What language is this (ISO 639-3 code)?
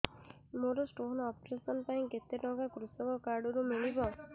ori